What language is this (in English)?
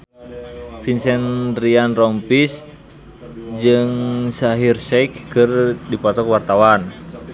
Sundanese